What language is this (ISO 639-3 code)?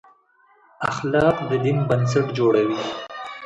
pus